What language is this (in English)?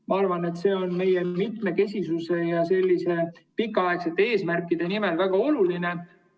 Estonian